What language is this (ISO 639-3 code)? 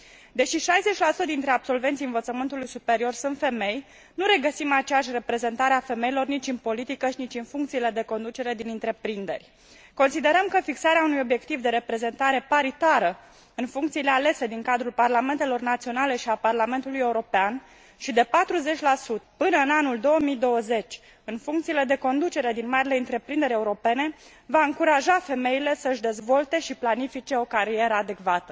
ron